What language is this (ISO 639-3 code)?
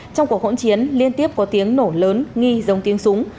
vie